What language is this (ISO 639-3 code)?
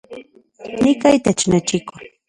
ncx